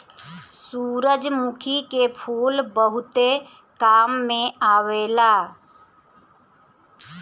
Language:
Bhojpuri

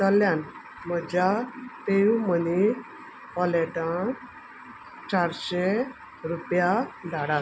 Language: Konkani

